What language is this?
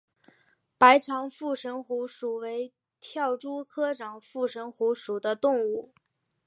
Chinese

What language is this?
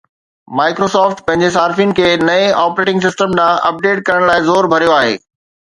Sindhi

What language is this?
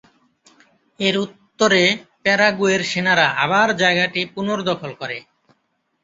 Bangla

